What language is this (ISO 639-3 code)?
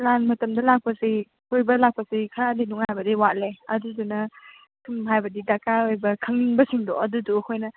mni